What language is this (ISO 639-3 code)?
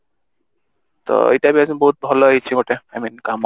ori